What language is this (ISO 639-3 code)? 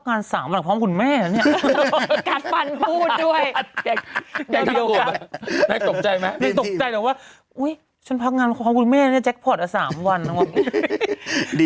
tha